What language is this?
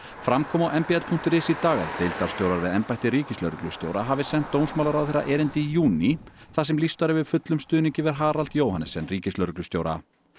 Icelandic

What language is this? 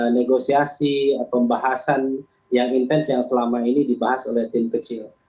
Indonesian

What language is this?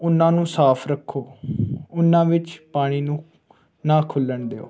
Punjabi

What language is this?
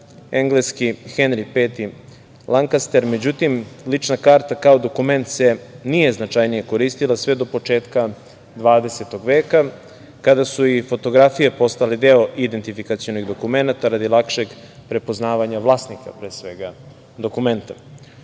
Serbian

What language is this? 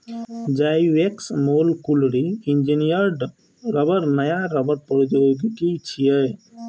Maithili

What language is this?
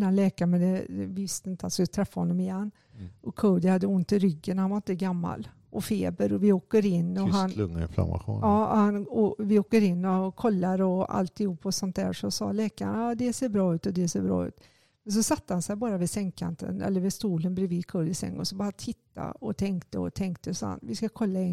Swedish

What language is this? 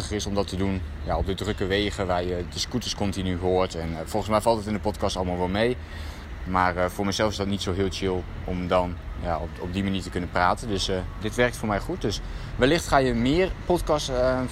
Dutch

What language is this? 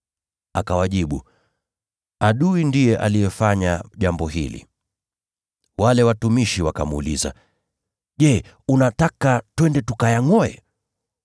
Swahili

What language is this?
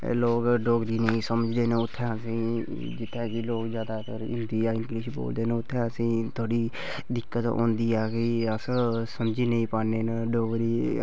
Dogri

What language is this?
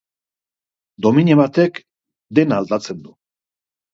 Basque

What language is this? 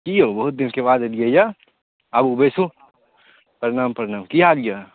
Maithili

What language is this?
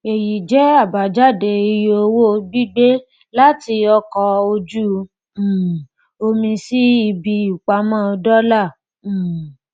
Yoruba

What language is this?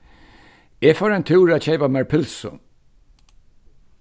Faroese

